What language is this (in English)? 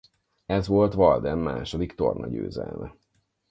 Hungarian